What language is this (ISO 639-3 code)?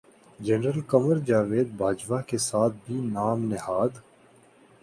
urd